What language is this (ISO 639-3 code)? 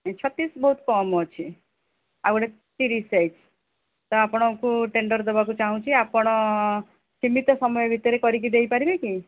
ori